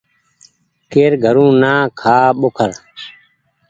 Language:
Goaria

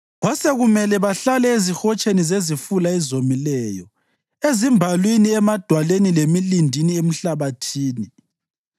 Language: North Ndebele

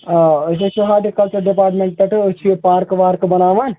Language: Kashmiri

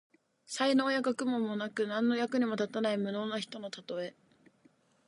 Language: Japanese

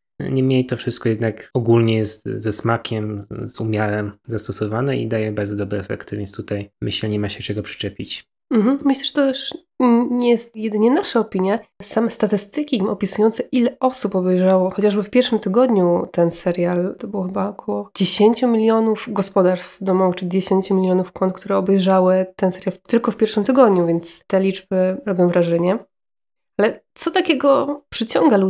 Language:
Polish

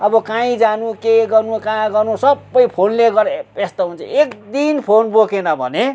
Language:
Nepali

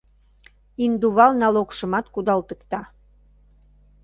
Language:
Mari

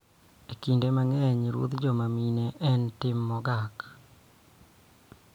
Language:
Luo (Kenya and Tanzania)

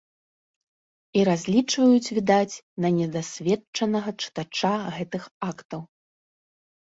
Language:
Belarusian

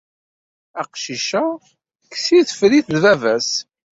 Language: Kabyle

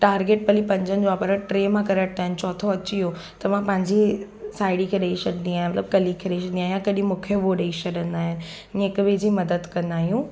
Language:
Sindhi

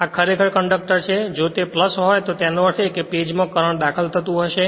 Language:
Gujarati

